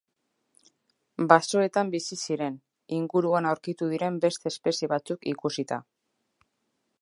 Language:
Basque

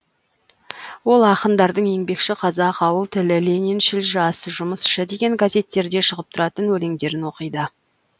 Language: Kazakh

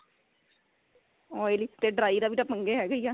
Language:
Punjabi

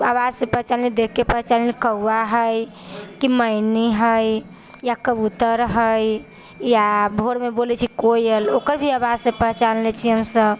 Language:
Maithili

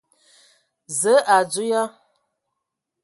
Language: Ewondo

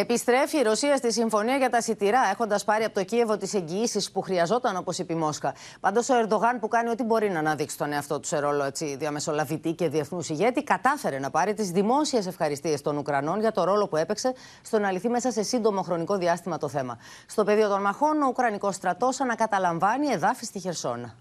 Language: Greek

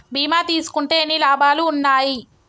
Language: Telugu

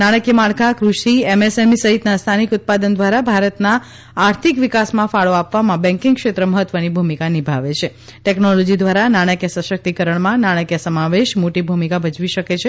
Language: Gujarati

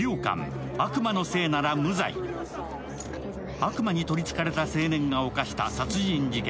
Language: Japanese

